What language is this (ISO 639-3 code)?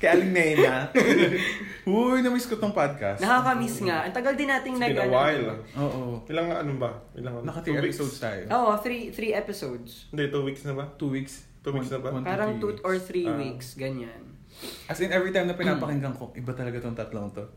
fil